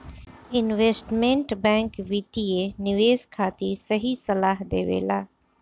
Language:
Bhojpuri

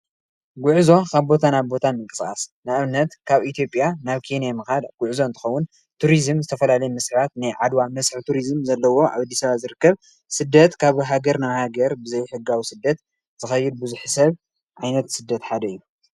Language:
Tigrinya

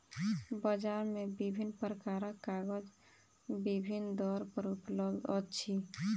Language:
Maithili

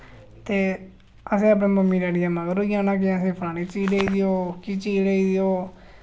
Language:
Dogri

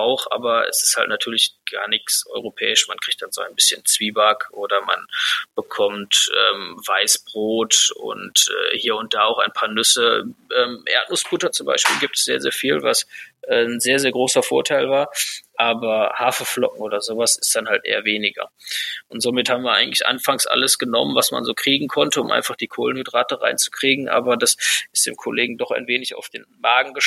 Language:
German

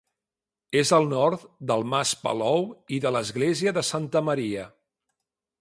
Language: Catalan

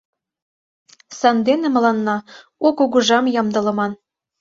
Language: Mari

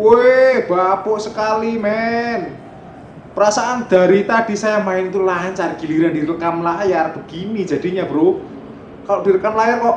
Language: Indonesian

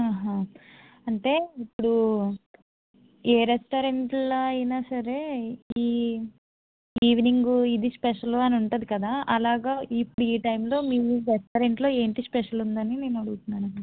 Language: Telugu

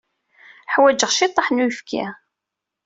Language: Kabyle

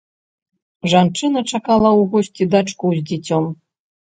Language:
Belarusian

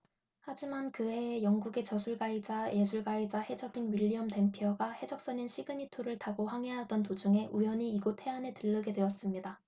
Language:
Korean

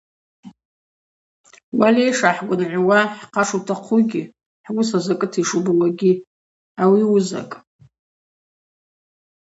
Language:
Abaza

